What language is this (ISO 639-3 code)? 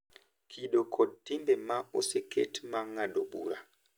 luo